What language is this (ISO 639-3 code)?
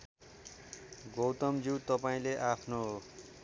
nep